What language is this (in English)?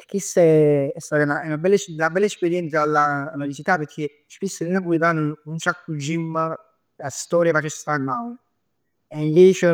Neapolitan